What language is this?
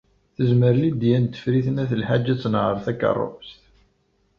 Kabyle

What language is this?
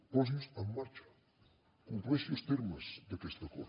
Catalan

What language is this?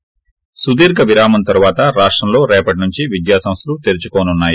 Telugu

